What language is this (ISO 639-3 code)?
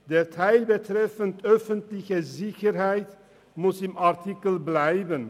gsw